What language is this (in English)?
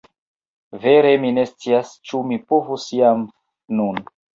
Esperanto